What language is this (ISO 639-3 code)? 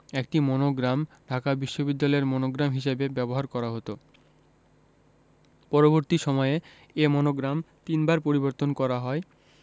ben